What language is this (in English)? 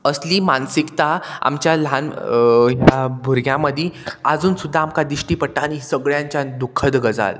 Konkani